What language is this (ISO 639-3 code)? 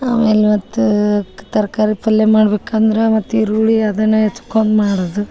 kan